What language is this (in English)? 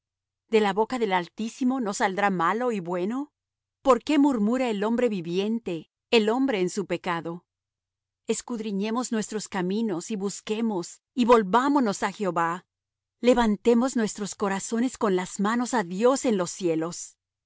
Spanish